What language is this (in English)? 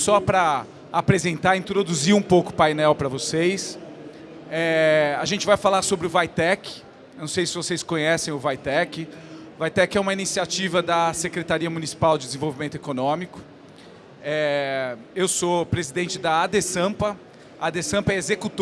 Portuguese